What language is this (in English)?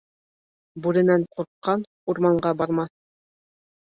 Bashkir